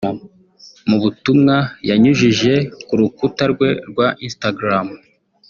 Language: Kinyarwanda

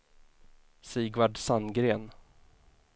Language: Swedish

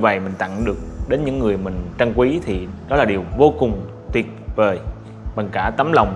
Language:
Vietnamese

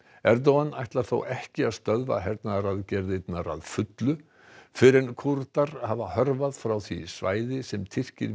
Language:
Icelandic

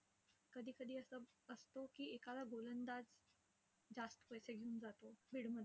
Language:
Marathi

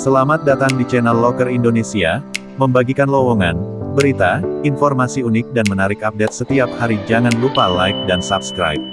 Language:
Indonesian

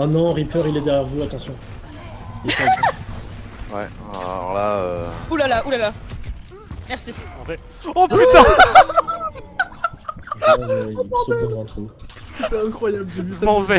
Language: French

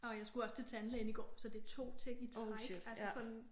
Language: Danish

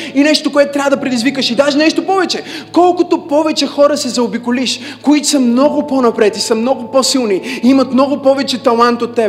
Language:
Bulgarian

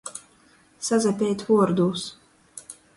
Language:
Latgalian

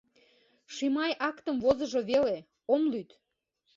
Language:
Mari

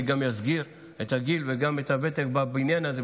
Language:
Hebrew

